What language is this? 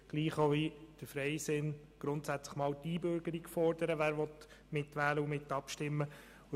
Swiss German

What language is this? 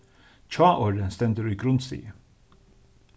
Faroese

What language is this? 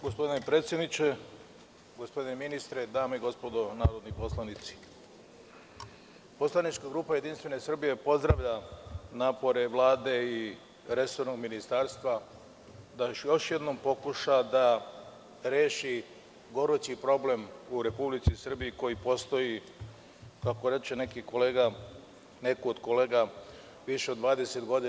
Serbian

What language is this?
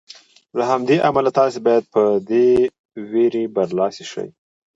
Pashto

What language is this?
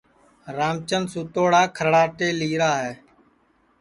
Sansi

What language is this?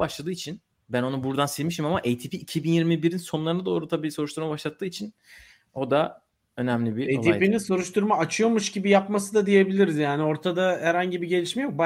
Turkish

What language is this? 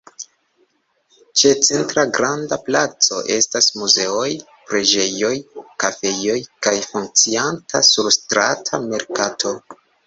Esperanto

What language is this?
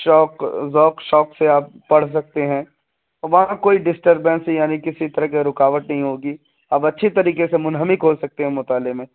Urdu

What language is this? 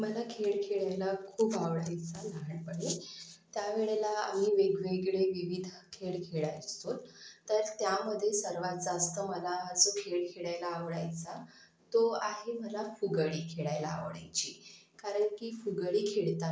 Marathi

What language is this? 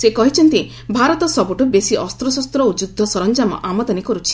Odia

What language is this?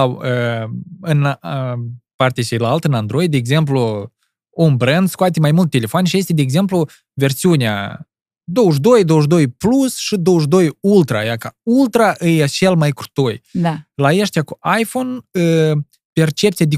Romanian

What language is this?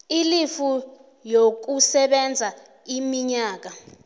South Ndebele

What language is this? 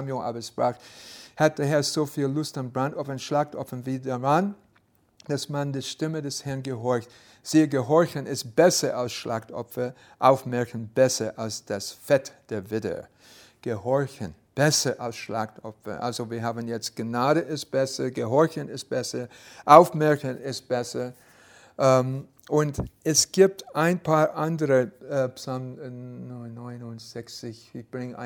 German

